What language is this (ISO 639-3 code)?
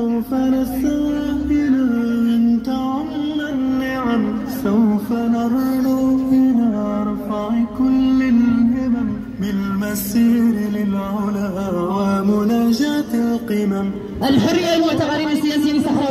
ara